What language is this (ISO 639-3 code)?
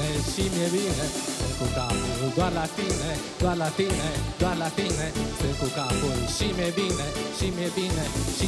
ron